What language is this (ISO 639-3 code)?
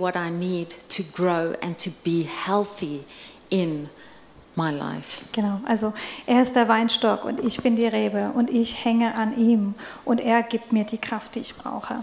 deu